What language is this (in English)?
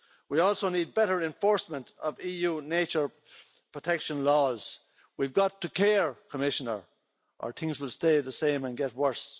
English